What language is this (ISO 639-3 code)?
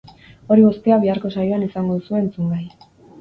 eus